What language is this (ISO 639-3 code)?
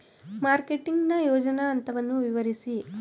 kan